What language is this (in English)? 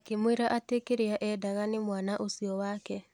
Kikuyu